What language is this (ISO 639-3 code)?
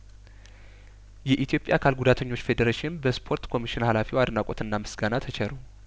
amh